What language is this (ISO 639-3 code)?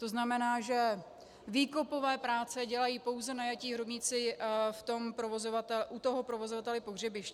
ces